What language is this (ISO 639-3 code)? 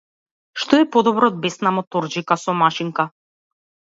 mkd